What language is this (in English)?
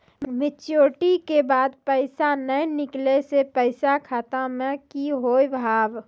Maithili